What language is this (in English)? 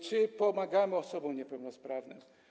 Polish